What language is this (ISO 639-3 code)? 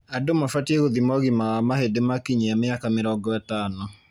kik